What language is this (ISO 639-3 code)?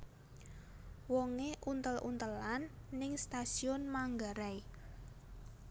jav